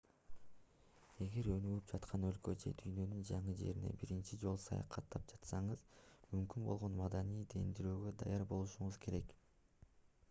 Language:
Kyrgyz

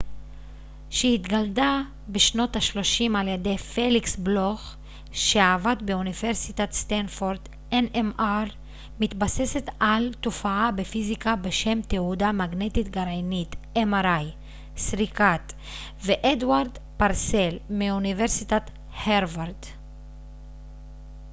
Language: Hebrew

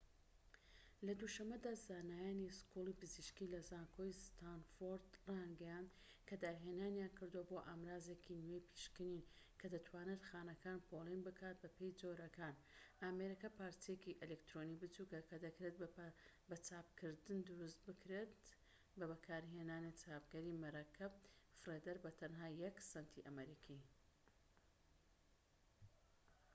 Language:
Central Kurdish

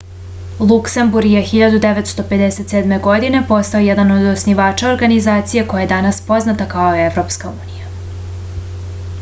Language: Serbian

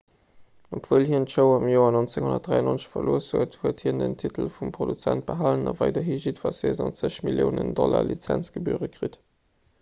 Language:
Luxembourgish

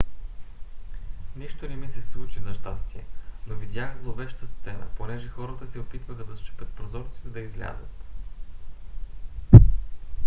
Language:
Bulgarian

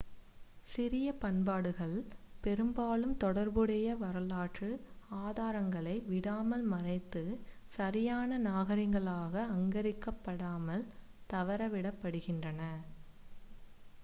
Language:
Tamil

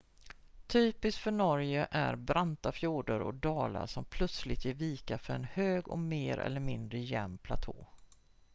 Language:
Swedish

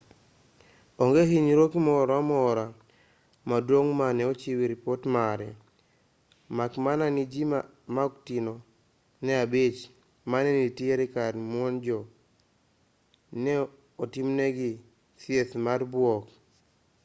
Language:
Luo (Kenya and Tanzania)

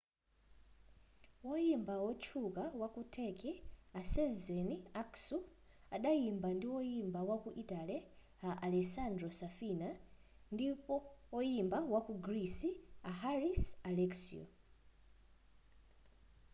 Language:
Nyanja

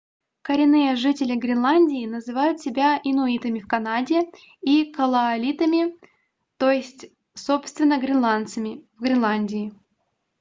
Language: Russian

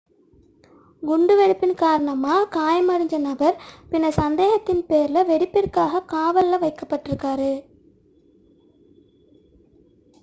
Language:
Tamil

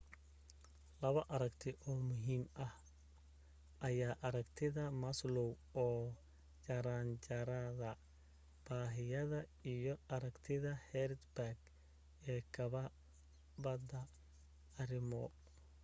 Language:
Somali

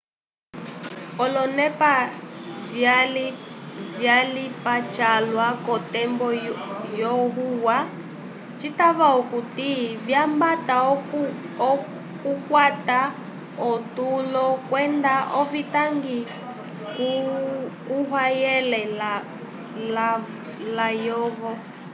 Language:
Umbundu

